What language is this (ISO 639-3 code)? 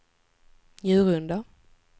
swe